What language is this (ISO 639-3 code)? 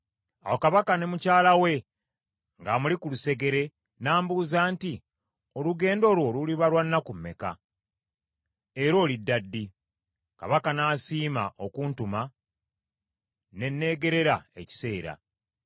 lug